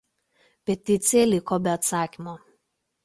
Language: Lithuanian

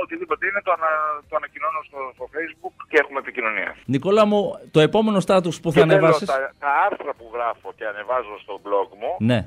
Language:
Greek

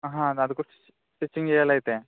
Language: Telugu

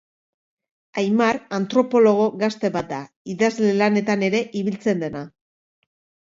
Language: Basque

